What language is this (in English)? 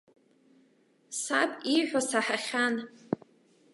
Abkhazian